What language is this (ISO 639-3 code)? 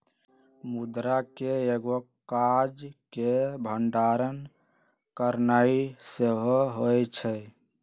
mag